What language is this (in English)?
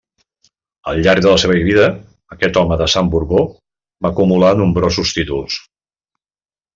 Catalan